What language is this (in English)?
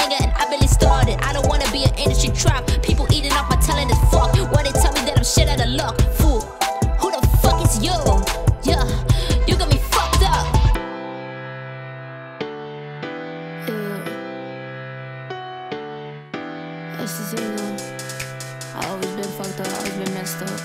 English